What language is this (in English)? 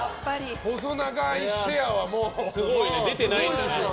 Japanese